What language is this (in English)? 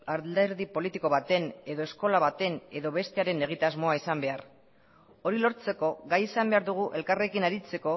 Basque